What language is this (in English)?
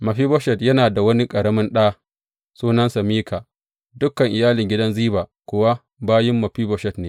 Hausa